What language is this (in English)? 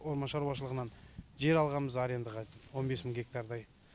Kazakh